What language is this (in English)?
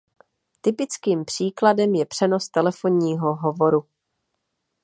Czech